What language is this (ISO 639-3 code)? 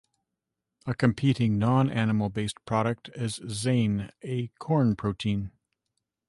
eng